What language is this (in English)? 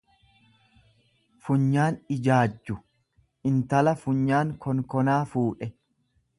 Oromo